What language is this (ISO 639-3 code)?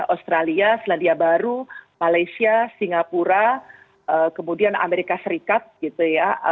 ind